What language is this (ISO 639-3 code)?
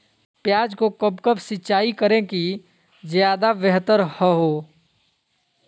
mag